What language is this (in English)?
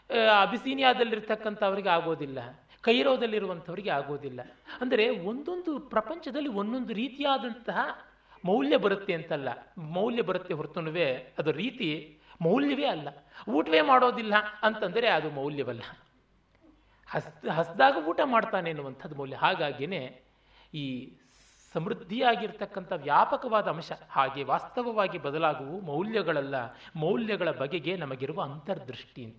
Kannada